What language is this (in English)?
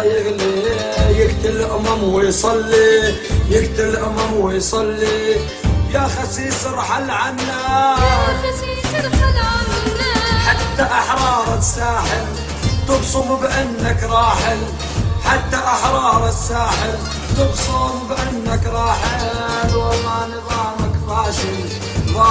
Arabic